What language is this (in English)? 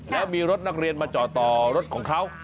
Thai